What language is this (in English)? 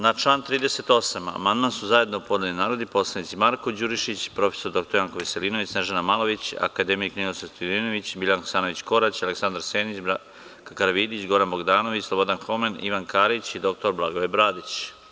Serbian